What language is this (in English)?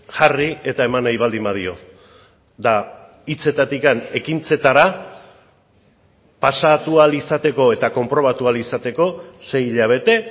Basque